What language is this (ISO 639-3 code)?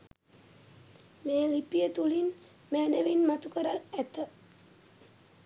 sin